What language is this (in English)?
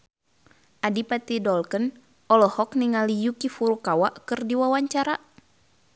Sundanese